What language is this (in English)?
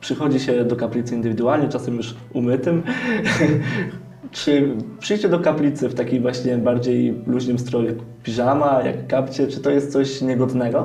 Polish